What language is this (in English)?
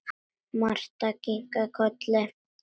Icelandic